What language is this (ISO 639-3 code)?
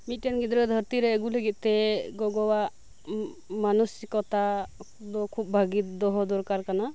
sat